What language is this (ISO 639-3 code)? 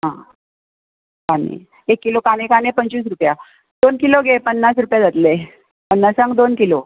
kok